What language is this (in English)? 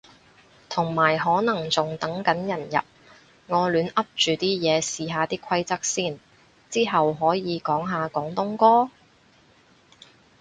Cantonese